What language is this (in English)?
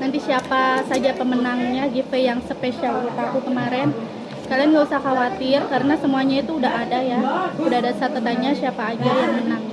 Indonesian